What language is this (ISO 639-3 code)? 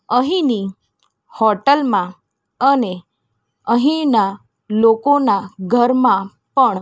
guj